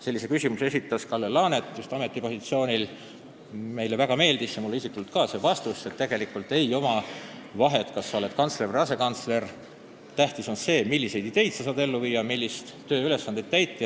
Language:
Estonian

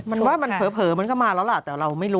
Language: Thai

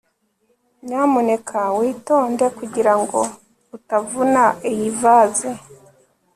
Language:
Kinyarwanda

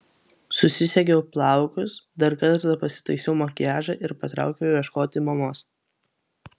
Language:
Lithuanian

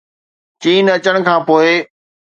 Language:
Sindhi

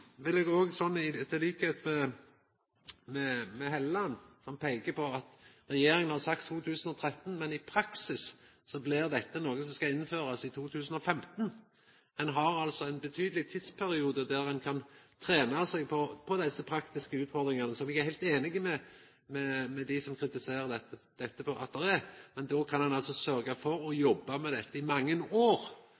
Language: Norwegian Nynorsk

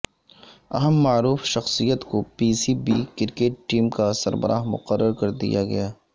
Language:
Urdu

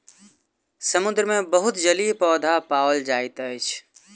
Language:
Maithili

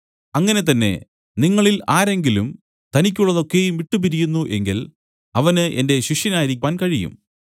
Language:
Malayalam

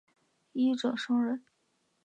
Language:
Chinese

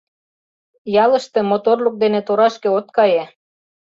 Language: Mari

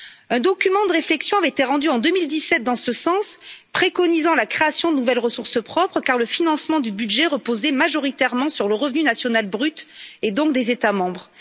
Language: French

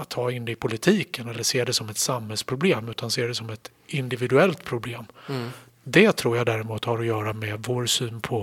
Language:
Swedish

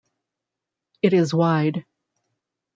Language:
English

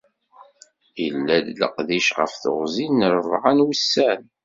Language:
Kabyle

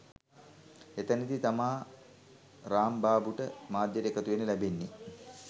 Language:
Sinhala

